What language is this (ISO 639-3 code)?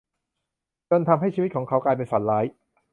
tha